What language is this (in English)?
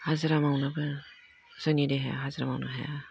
Bodo